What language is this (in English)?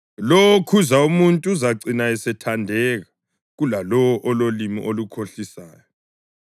North Ndebele